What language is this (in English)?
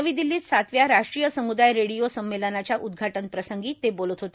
Marathi